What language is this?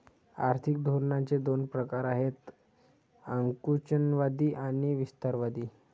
Marathi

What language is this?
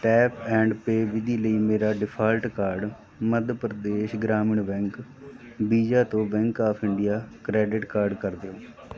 Punjabi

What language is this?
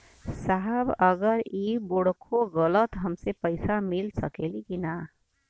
Bhojpuri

